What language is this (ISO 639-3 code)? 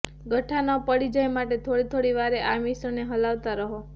guj